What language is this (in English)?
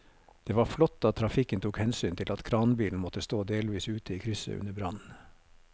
Norwegian